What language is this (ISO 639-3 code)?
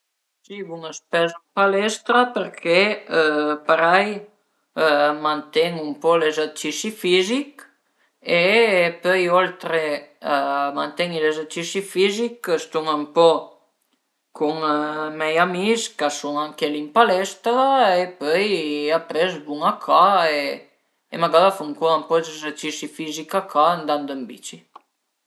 pms